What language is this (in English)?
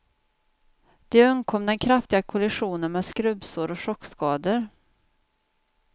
Swedish